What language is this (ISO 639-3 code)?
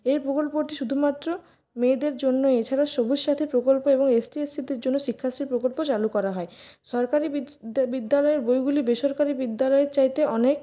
ben